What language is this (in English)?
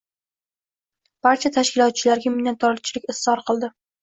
Uzbek